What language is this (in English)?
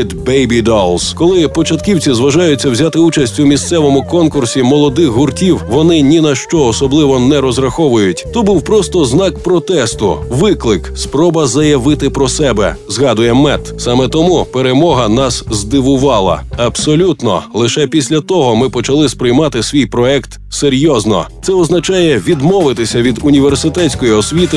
Ukrainian